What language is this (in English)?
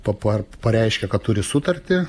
Lithuanian